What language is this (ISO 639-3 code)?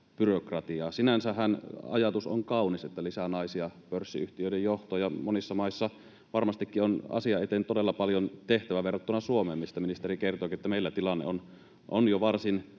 fin